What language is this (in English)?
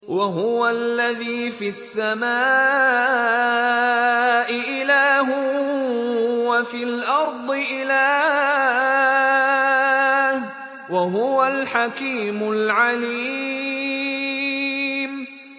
Arabic